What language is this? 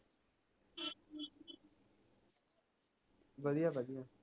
Punjabi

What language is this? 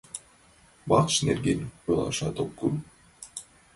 Mari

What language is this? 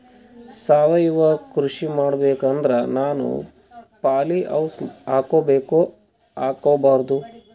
Kannada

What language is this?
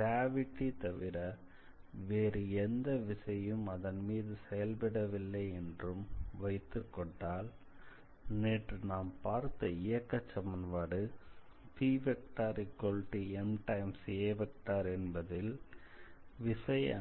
Tamil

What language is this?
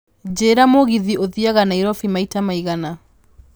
Kikuyu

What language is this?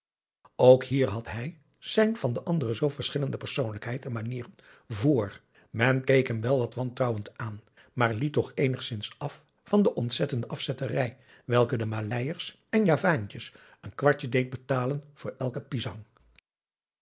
Dutch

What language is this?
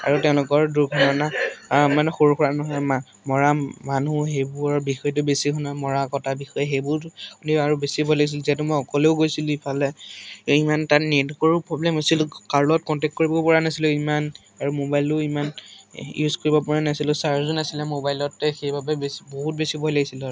Assamese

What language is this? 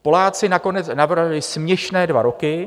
Czech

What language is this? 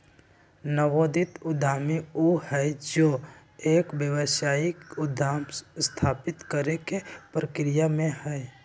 Magahi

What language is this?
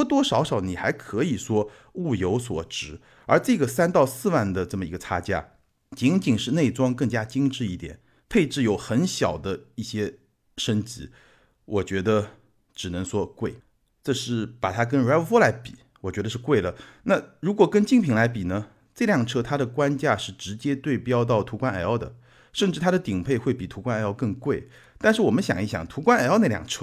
Chinese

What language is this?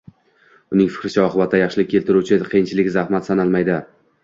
Uzbek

